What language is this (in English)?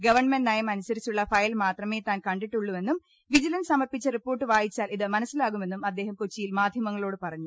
Malayalam